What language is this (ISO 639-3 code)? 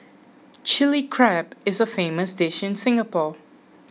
eng